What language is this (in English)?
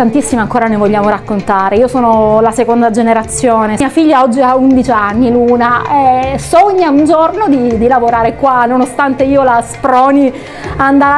Italian